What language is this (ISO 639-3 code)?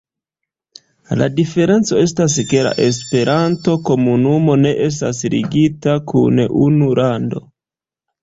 epo